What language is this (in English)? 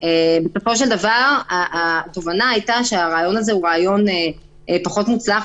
Hebrew